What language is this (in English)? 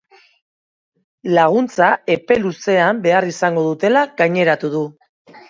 Basque